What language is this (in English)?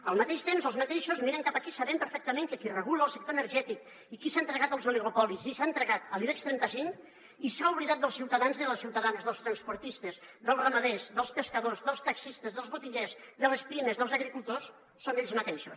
Catalan